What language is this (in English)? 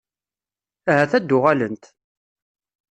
Kabyle